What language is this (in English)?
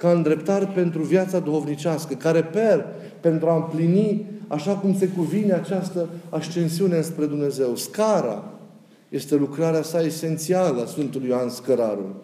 Romanian